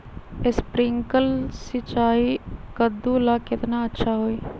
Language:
Magahi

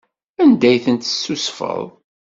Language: Kabyle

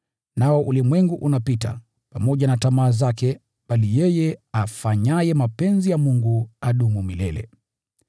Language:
Swahili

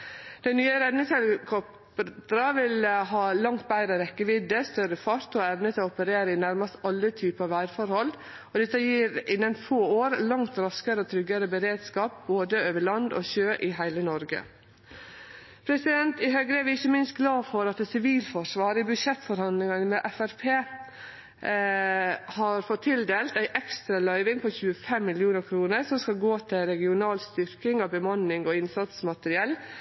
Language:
Norwegian Nynorsk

